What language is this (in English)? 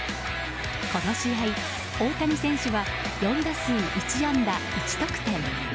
Japanese